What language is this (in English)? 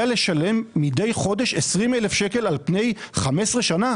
Hebrew